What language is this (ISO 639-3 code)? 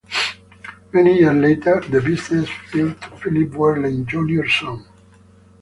eng